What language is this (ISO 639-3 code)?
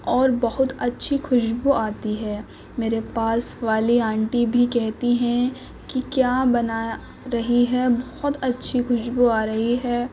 urd